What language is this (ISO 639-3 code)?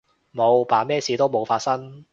yue